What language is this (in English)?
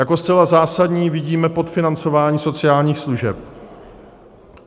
Czech